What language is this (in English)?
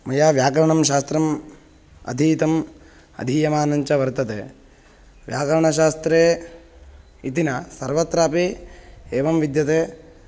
Sanskrit